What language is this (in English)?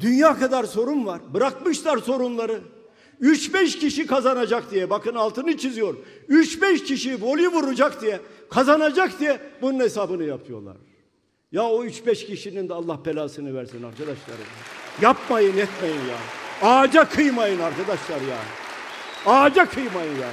Turkish